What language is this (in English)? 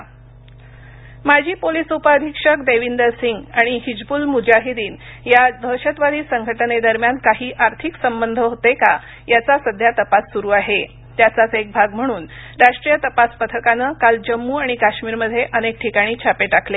Marathi